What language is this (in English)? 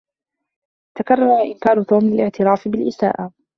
Arabic